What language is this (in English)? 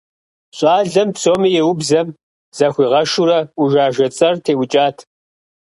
Kabardian